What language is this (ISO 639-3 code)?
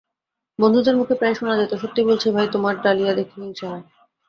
ben